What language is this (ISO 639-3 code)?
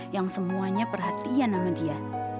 ind